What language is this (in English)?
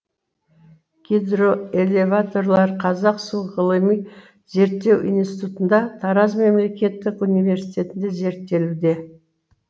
Kazakh